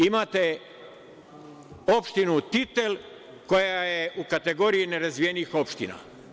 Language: Serbian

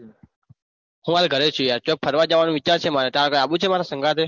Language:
Gujarati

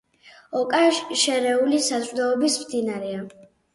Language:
Georgian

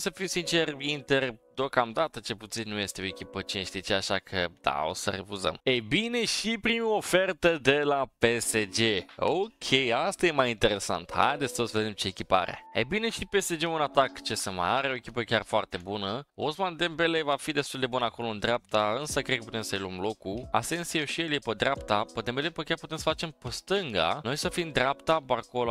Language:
Romanian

